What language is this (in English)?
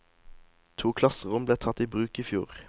Norwegian